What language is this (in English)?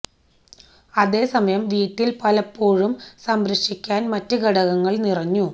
Malayalam